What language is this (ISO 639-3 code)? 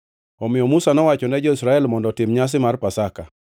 luo